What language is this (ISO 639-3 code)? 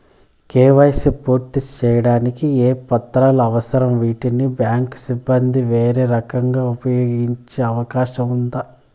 tel